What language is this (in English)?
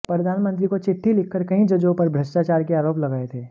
Hindi